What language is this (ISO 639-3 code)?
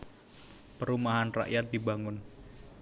jav